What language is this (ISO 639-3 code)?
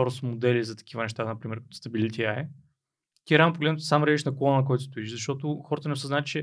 bul